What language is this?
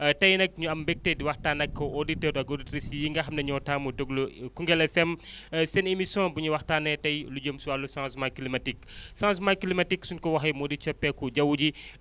Wolof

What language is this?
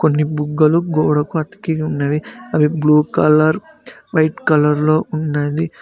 Telugu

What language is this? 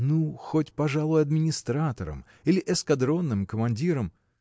Russian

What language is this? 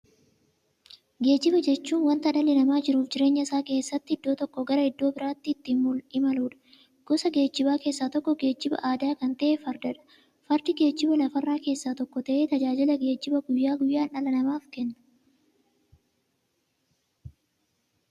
Oromo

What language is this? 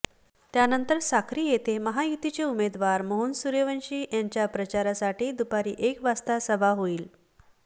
Marathi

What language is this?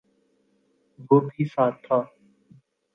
Urdu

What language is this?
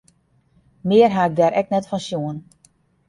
Western Frisian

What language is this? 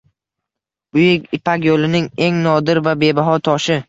Uzbek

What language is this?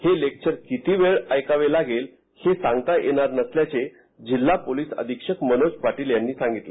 Marathi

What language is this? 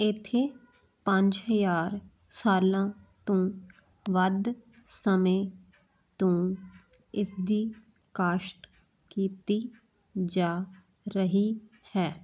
Punjabi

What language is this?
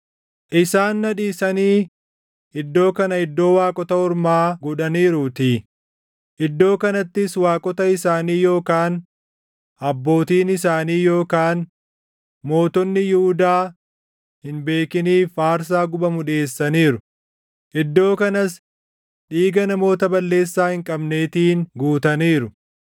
Oromo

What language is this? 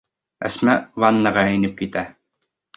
Bashkir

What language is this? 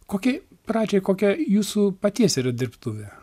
Lithuanian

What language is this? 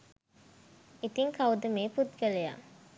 Sinhala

